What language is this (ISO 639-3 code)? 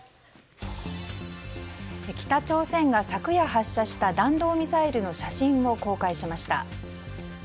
jpn